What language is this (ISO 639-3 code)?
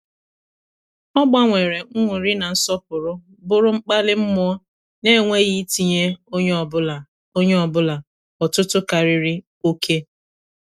ibo